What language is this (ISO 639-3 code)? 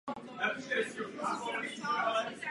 ces